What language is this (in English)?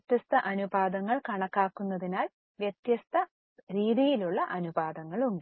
Malayalam